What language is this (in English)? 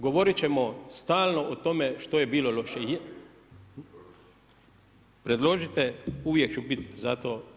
Croatian